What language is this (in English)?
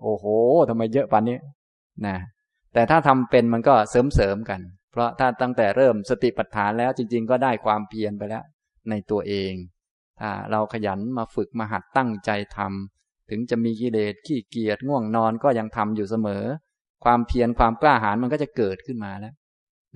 Thai